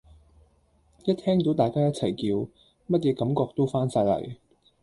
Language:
Cantonese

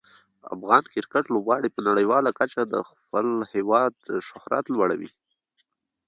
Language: Pashto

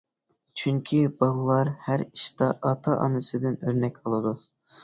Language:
Uyghur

